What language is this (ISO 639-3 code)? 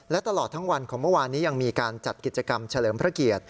tha